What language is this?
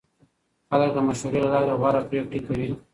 Pashto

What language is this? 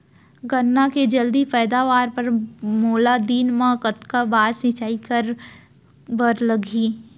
Chhattisgarhi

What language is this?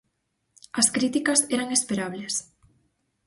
Galician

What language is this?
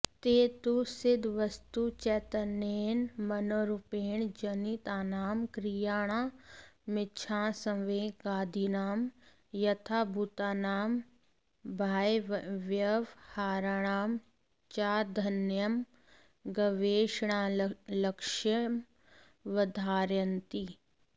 Sanskrit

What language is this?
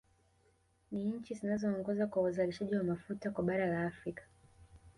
Swahili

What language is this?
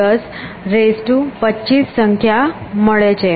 Gujarati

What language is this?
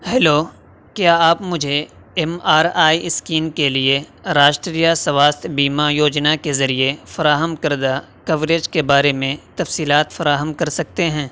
Urdu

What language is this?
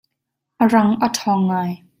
Hakha Chin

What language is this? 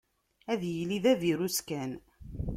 Kabyle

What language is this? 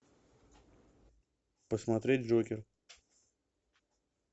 Russian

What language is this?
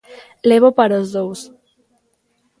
Galician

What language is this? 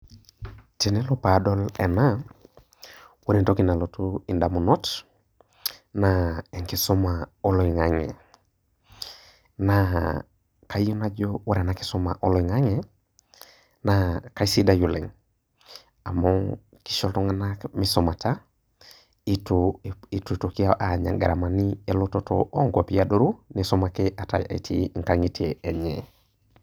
Masai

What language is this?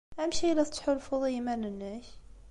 Kabyle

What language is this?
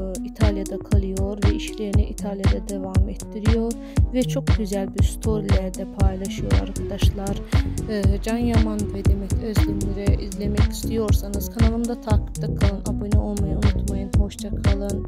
Turkish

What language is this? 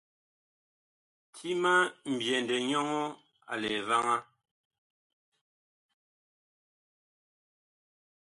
Bakoko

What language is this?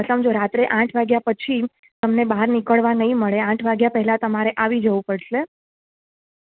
Gujarati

